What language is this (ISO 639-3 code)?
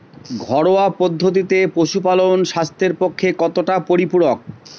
ben